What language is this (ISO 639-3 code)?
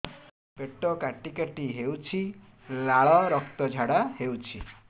ori